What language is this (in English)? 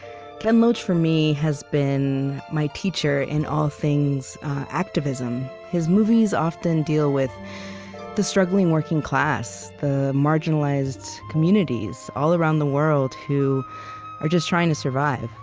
English